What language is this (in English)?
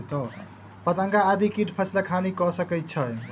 Maithili